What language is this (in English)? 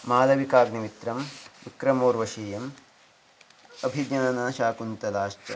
Sanskrit